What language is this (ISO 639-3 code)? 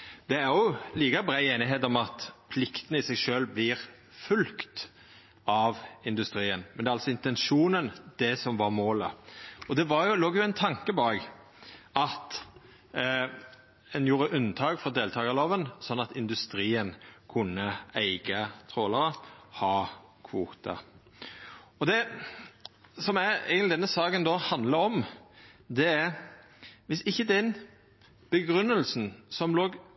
nno